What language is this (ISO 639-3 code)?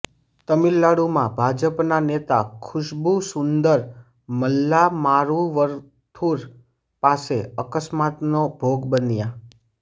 guj